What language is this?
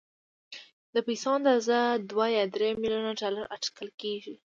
Pashto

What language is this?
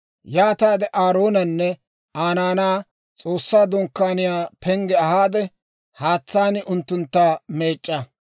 Dawro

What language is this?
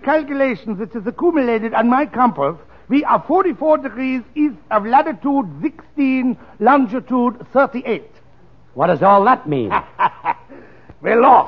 English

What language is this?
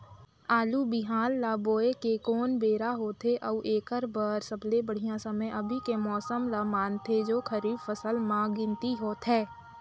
Chhattisgarhi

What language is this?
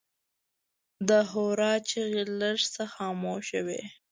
Pashto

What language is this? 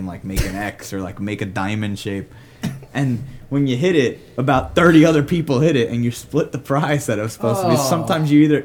English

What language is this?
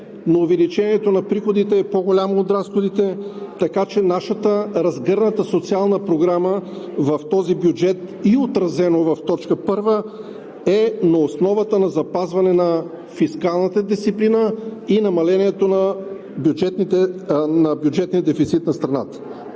Bulgarian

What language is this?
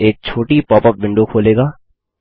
Hindi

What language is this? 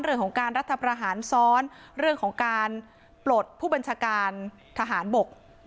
Thai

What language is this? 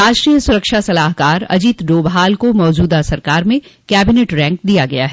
Hindi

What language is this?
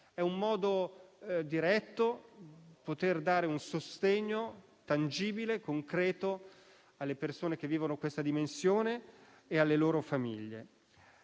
Italian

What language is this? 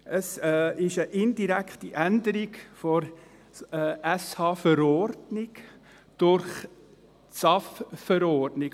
Swiss German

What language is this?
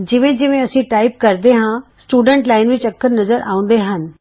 Punjabi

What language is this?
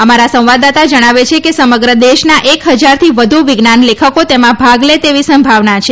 Gujarati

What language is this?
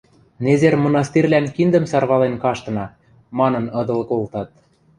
Western Mari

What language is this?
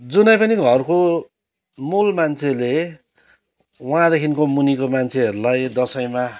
Nepali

